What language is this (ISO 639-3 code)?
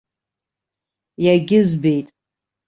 abk